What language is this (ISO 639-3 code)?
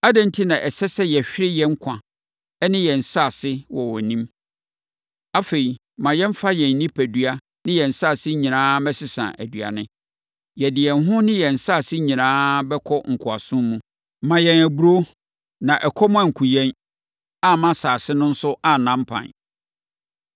aka